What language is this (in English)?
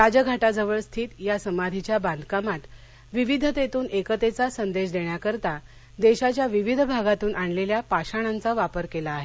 Marathi